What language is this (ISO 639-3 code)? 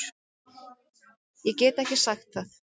isl